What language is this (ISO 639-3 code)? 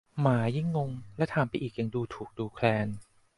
tha